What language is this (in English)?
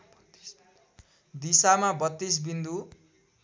Nepali